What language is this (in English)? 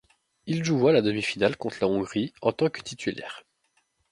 French